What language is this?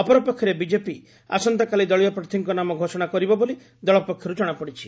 Odia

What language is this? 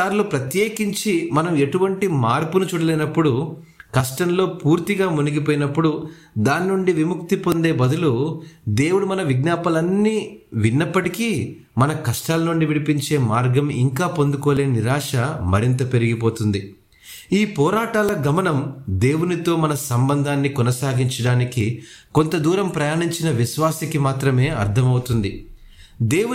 Telugu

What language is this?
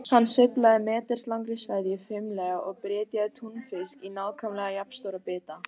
Icelandic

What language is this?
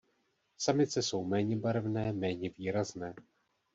Czech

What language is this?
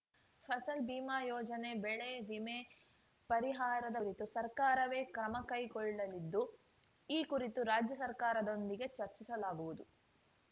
Kannada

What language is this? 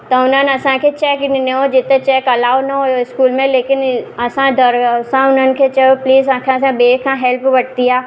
Sindhi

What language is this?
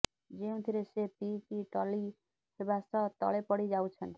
Odia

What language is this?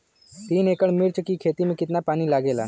Bhojpuri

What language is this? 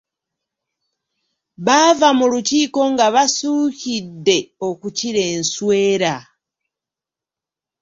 Ganda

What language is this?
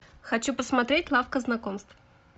Russian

